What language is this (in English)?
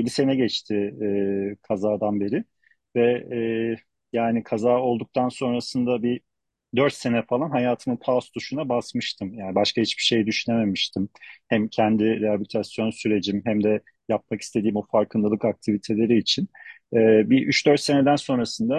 Turkish